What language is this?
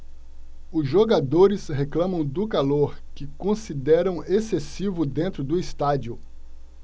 Portuguese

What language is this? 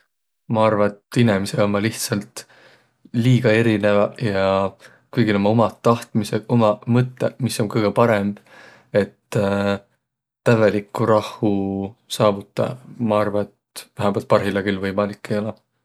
Võro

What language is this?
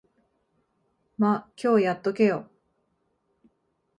Japanese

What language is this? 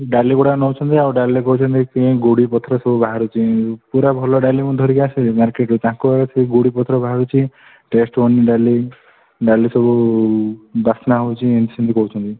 Odia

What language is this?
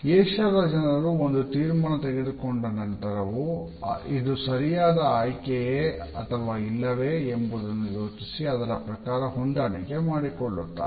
Kannada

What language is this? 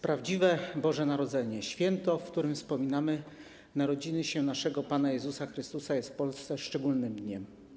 Polish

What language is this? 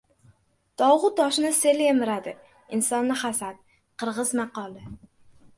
Uzbek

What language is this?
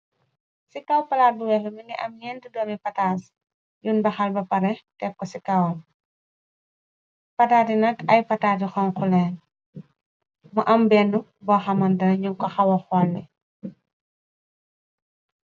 Wolof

